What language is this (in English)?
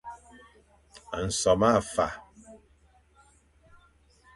Fang